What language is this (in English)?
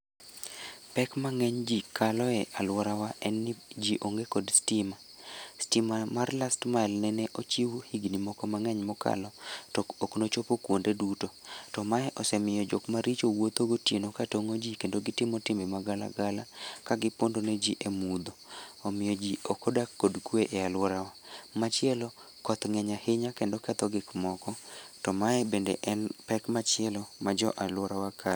Luo (Kenya and Tanzania)